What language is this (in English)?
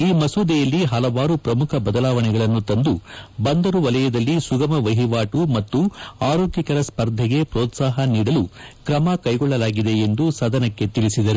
Kannada